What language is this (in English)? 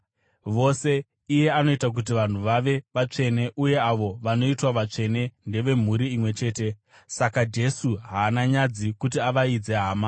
Shona